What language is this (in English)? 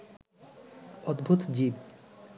Bangla